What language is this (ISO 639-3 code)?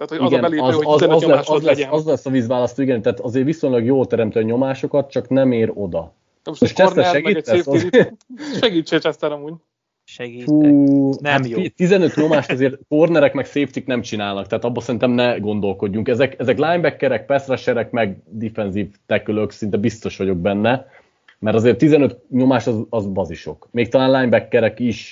hun